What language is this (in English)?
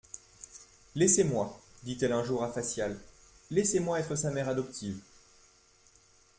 French